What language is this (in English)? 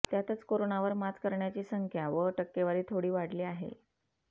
Marathi